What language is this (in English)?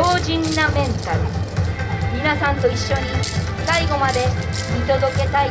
Japanese